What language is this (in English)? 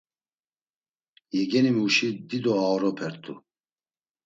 Laz